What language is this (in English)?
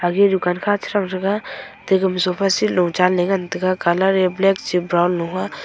Wancho Naga